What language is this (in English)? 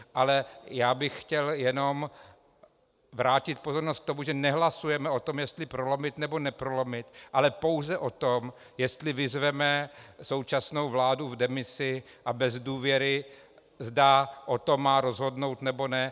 Czech